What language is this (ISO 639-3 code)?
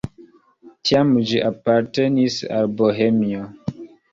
epo